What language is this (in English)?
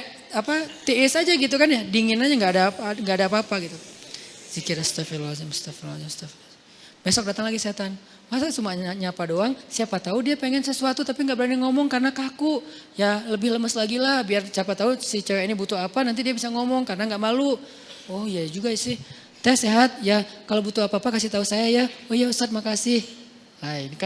Indonesian